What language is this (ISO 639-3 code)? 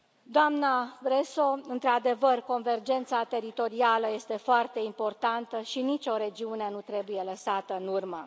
ron